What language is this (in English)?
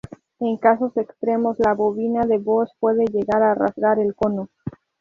Spanish